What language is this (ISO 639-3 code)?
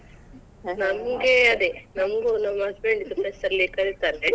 kan